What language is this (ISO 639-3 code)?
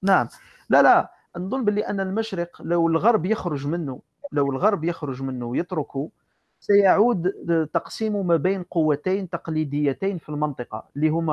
ara